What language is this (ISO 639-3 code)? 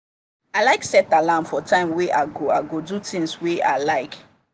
pcm